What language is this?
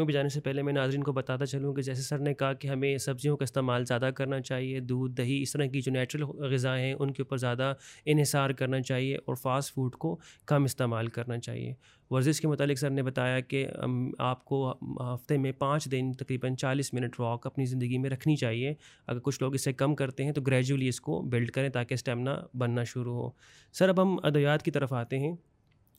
Urdu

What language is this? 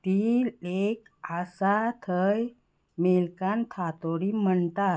Konkani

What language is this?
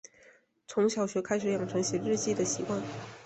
Chinese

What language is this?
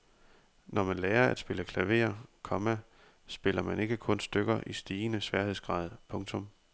Danish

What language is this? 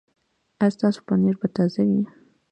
Pashto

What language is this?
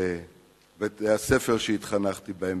Hebrew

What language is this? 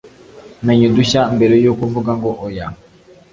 Kinyarwanda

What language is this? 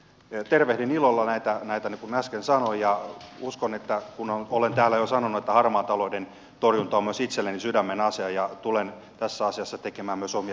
Finnish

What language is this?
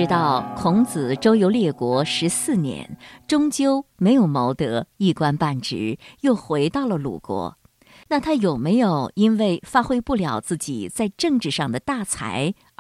Chinese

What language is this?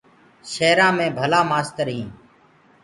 Gurgula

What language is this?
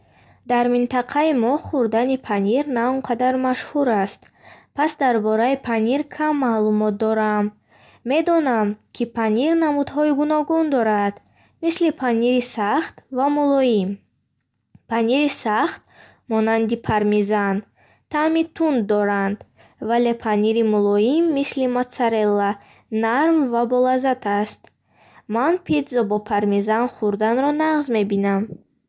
Bukharic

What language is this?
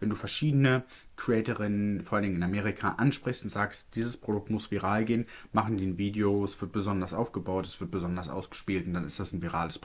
German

